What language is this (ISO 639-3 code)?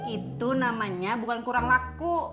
ind